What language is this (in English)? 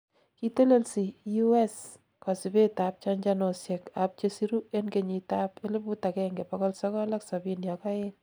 Kalenjin